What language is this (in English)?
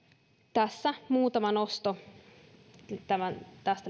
Finnish